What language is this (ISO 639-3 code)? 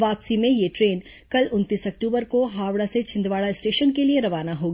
hin